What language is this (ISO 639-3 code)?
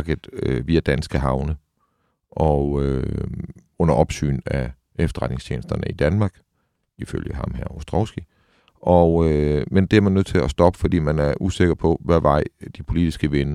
dan